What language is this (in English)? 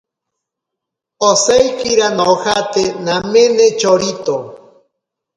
Ashéninka Perené